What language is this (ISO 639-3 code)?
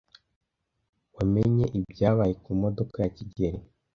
kin